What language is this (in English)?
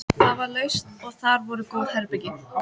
Icelandic